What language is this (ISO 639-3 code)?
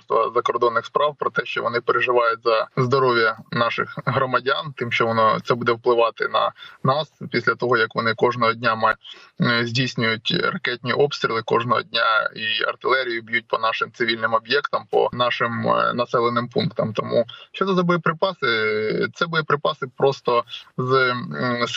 ukr